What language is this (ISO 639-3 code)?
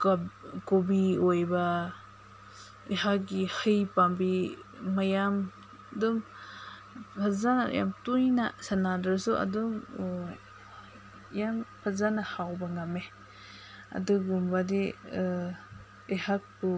mni